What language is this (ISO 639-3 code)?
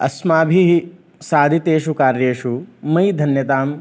san